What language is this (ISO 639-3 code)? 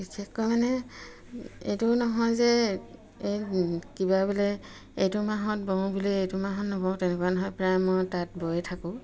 asm